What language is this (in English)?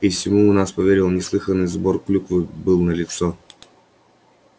Russian